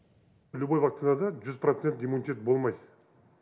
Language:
Kazakh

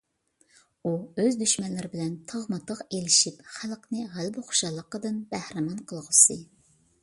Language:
Uyghur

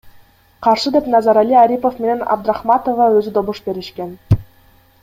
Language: Kyrgyz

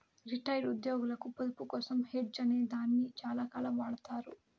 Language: Telugu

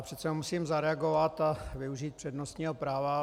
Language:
Czech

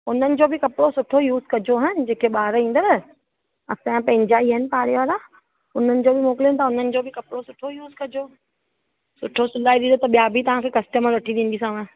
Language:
Sindhi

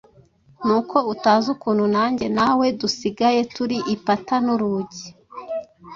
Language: Kinyarwanda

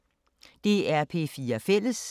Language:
Danish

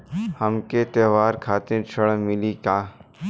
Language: Bhojpuri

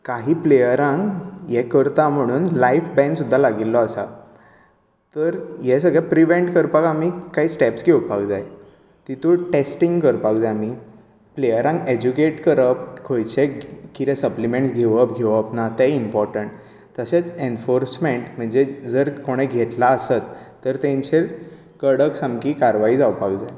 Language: Konkani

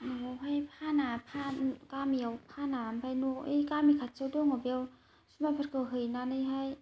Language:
Bodo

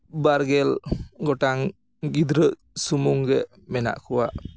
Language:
Santali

